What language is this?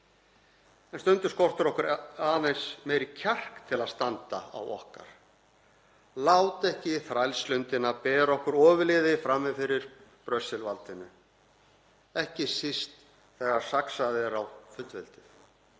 Icelandic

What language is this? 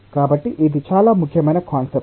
Telugu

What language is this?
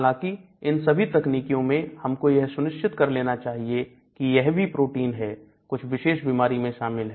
Hindi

